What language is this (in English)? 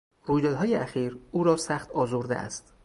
Persian